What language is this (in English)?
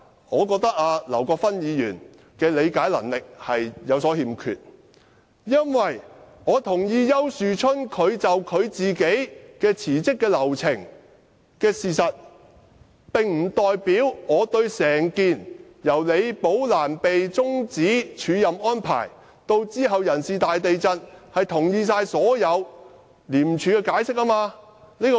Cantonese